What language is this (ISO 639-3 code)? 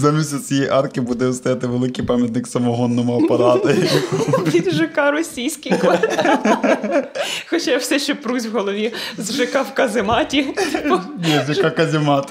ukr